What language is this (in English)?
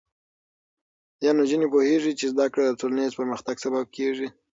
Pashto